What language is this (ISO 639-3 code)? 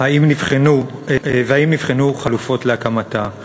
heb